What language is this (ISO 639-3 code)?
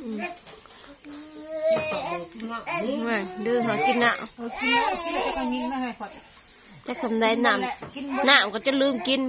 tha